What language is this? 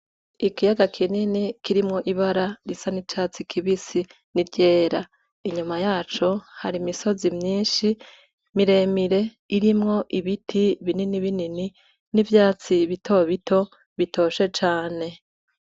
Rundi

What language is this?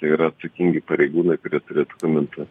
Lithuanian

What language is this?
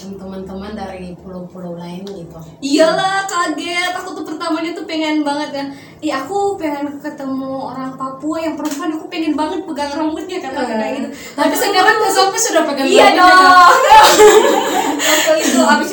Indonesian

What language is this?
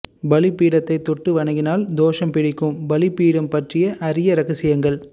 Tamil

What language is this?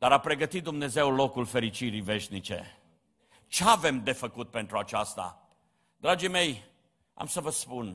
Romanian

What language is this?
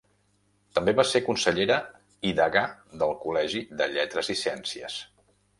Catalan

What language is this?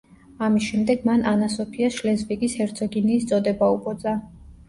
Georgian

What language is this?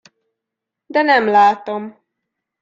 Hungarian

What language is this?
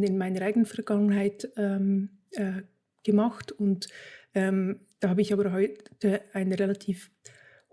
German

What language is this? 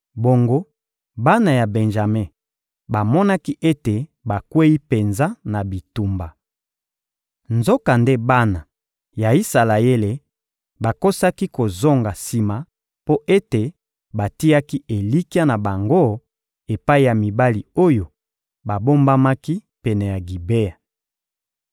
Lingala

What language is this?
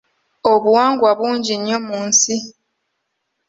Ganda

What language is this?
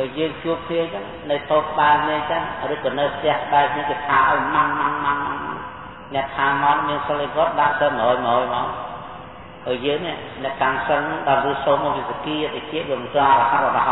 Thai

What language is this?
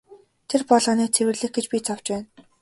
Mongolian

